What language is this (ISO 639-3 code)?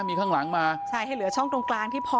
tha